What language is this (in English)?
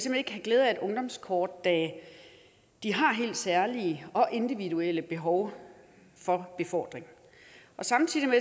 Danish